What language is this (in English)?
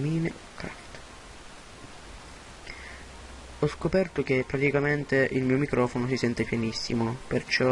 Italian